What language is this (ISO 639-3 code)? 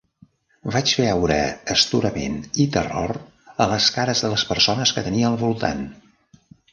cat